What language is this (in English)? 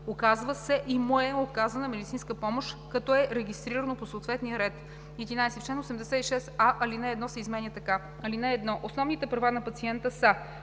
Bulgarian